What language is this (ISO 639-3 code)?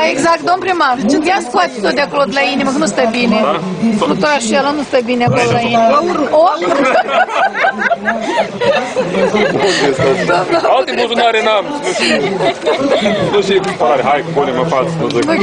ron